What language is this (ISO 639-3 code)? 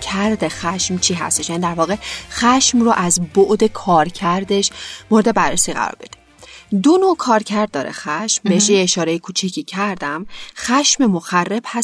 fas